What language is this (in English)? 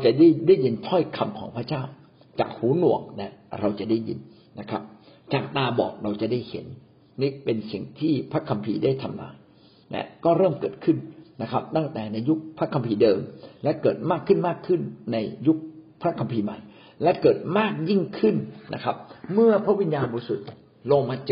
Thai